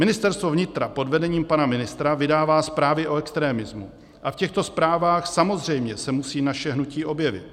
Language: Czech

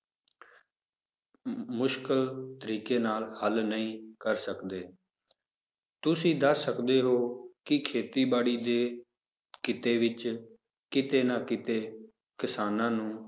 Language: Punjabi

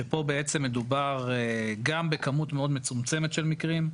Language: Hebrew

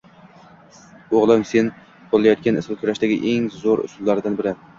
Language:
Uzbek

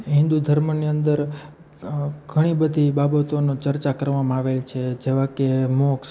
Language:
Gujarati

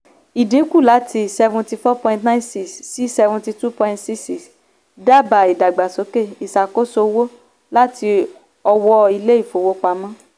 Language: Yoruba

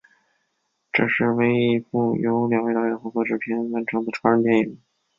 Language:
Chinese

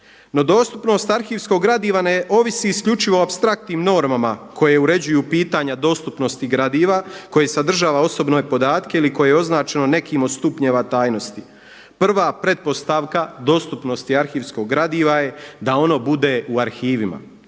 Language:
Croatian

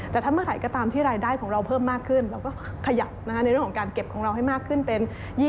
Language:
Thai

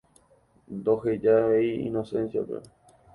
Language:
Guarani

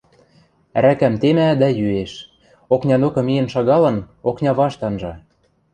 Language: Western Mari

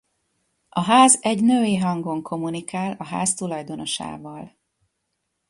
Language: Hungarian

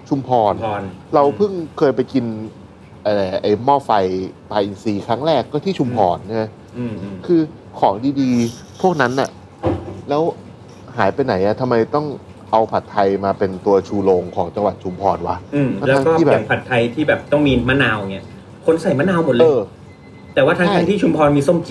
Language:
Thai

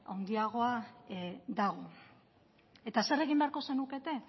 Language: Basque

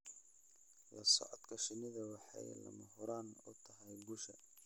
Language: Somali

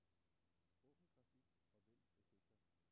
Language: Danish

